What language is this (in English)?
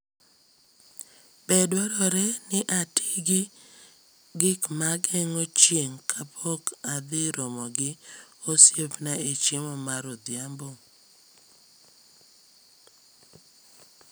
Luo (Kenya and Tanzania)